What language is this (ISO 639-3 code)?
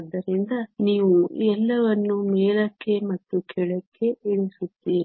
kan